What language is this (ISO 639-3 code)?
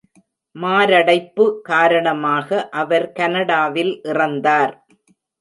tam